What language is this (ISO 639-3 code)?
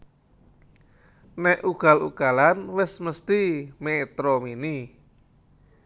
jav